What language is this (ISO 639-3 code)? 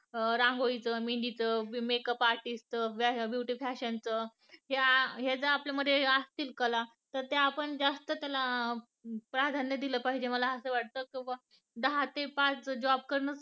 mar